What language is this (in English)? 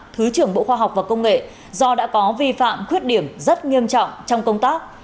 Vietnamese